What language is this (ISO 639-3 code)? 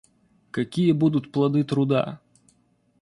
rus